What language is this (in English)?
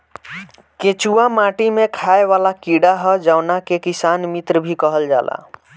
Bhojpuri